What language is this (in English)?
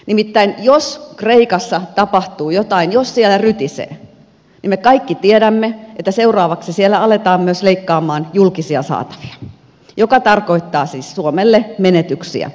Finnish